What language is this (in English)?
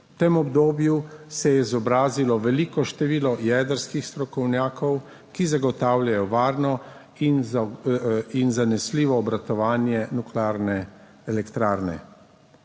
Slovenian